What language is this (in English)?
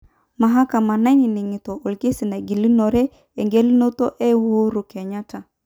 Masai